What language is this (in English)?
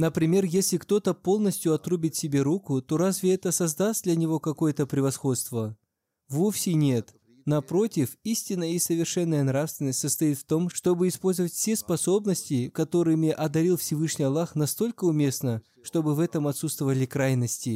Russian